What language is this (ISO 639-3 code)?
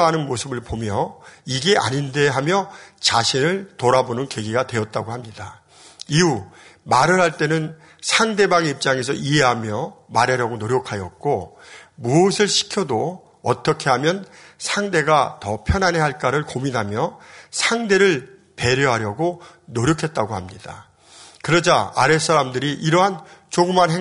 kor